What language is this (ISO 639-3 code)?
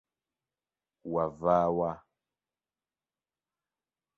lug